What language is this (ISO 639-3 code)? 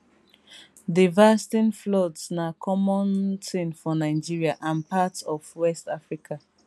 pcm